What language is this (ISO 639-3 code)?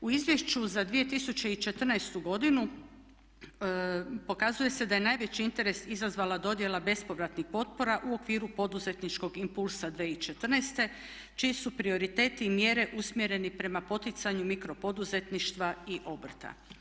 hrv